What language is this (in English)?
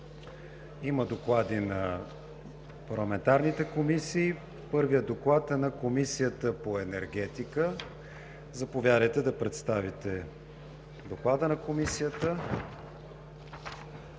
Bulgarian